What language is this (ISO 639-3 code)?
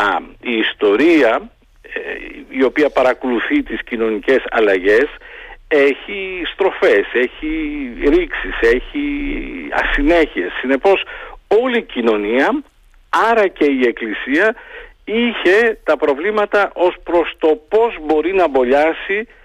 ell